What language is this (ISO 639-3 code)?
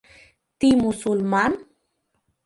chm